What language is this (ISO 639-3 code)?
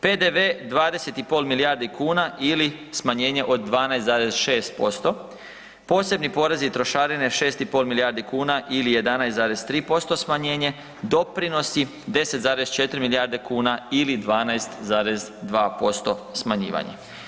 hrv